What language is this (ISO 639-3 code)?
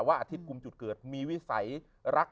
tha